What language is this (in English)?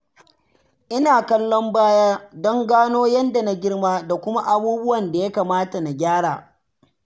Hausa